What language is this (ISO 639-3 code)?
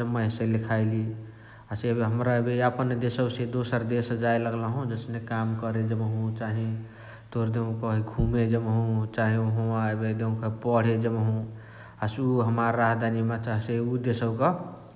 the